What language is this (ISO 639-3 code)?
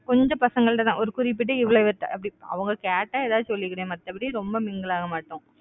tam